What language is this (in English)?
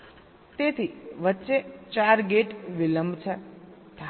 Gujarati